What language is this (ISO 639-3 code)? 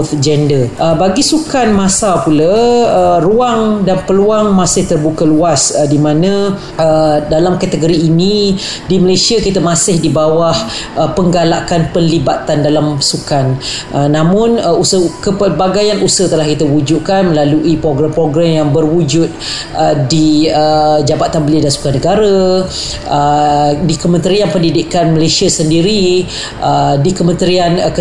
msa